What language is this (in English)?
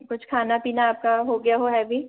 Hindi